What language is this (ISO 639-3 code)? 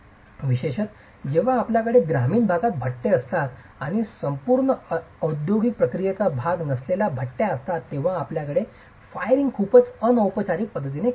mar